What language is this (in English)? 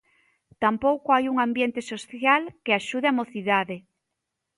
Galician